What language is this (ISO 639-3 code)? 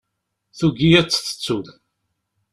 kab